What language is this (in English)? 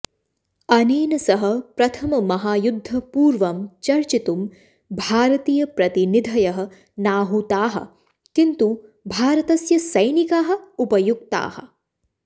Sanskrit